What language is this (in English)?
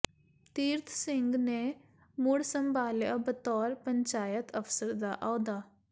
Punjabi